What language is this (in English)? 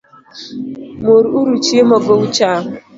Luo (Kenya and Tanzania)